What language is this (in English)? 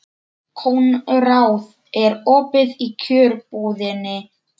Icelandic